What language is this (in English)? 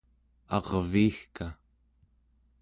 Central Yupik